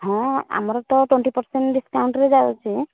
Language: Odia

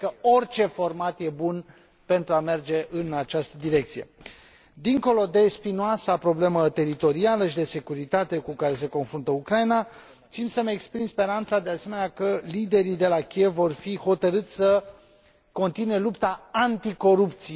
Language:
Romanian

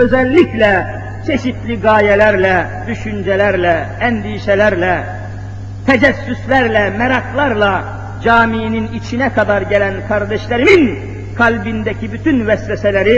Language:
Turkish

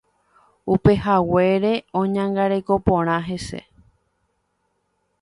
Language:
Guarani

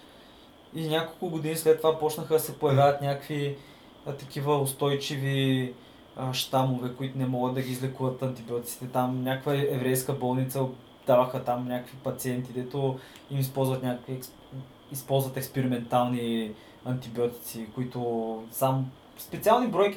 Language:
Bulgarian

